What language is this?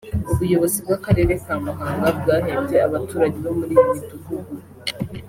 Kinyarwanda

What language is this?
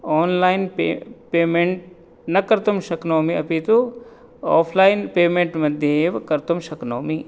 Sanskrit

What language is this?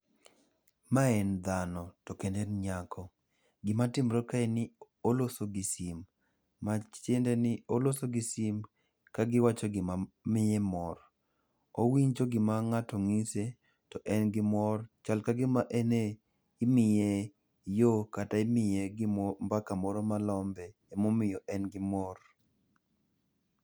Luo (Kenya and Tanzania)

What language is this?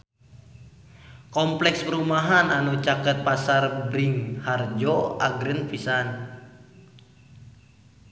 Sundanese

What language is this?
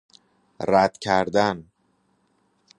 Persian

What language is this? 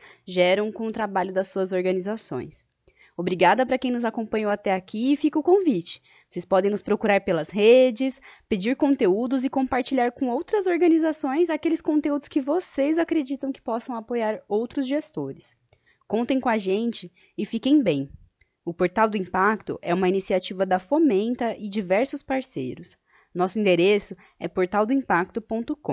Portuguese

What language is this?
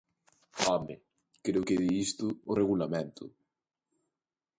Galician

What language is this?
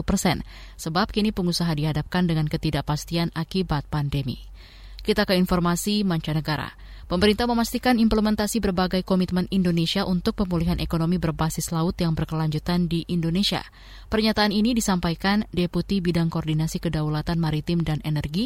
Indonesian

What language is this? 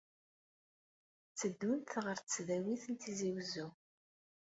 Kabyle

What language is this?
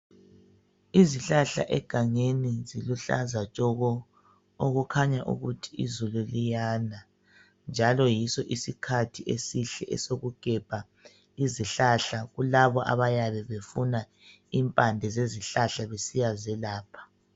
North Ndebele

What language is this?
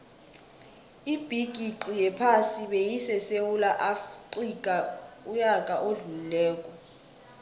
South Ndebele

